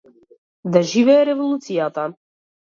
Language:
Macedonian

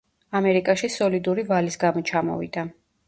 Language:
Georgian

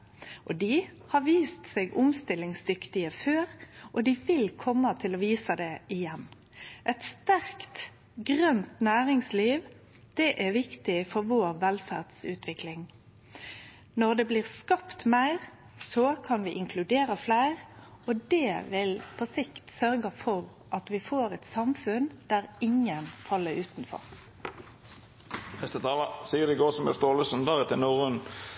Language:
Norwegian Nynorsk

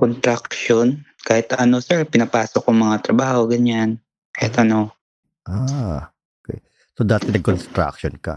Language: Filipino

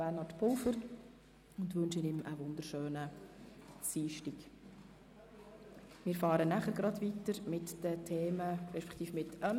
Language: Swiss German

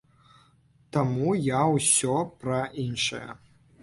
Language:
Belarusian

